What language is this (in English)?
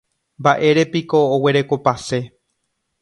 Guarani